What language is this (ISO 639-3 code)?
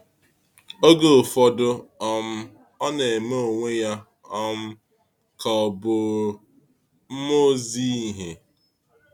ibo